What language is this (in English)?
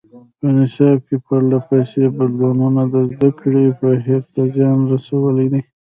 Pashto